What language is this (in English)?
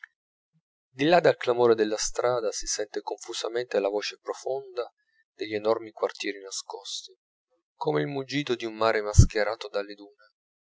Italian